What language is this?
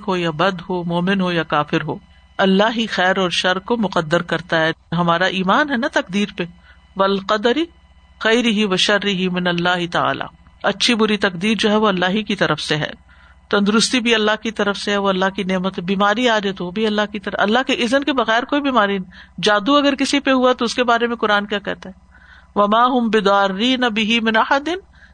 Urdu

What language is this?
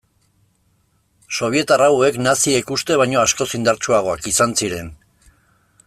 Basque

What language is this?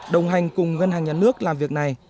Vietnamese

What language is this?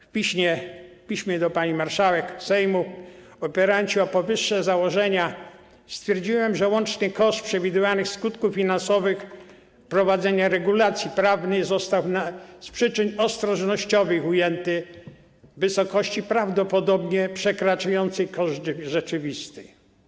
Polish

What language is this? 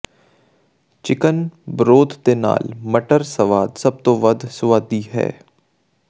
Punjabi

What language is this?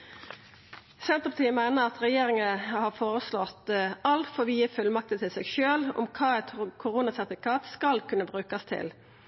Norwegian Nynorsk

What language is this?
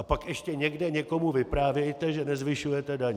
Czech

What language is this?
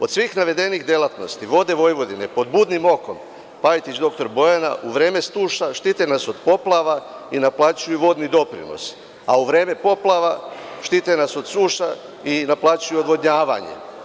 Serbian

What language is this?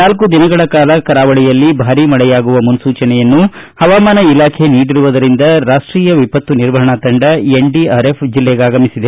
Kannada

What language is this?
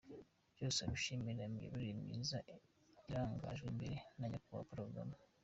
Kinyarwanda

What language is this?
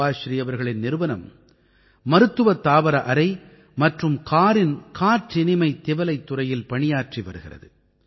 Tamil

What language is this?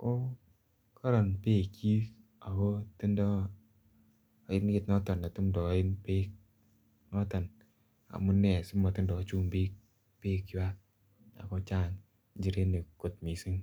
Kalenjin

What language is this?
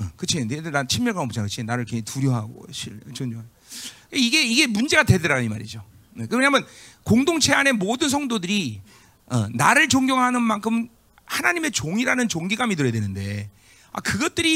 Korean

